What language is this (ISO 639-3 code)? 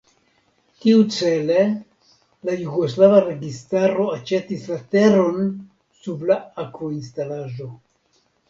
epo